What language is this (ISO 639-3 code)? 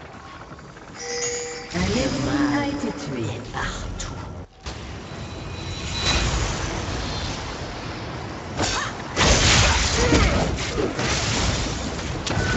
fra